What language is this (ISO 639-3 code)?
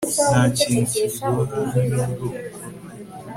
kin